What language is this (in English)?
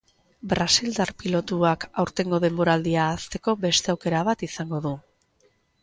Basque